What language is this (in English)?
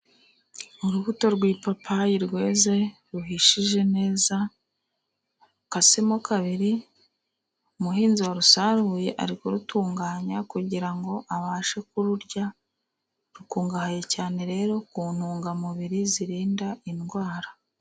Kinyarwanda